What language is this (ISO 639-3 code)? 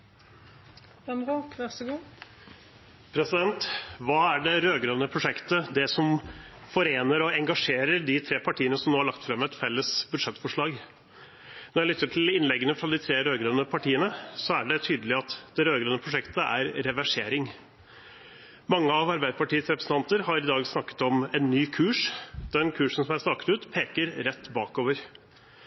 nor